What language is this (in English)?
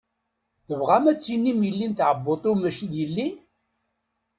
Kabyle